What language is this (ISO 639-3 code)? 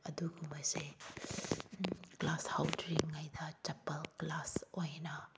mni